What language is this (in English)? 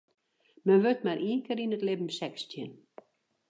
Western Frisian